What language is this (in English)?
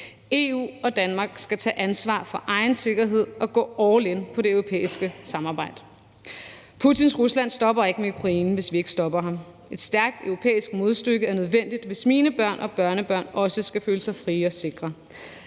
Danish